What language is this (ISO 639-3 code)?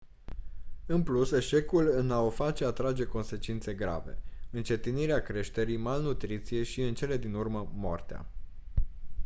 ron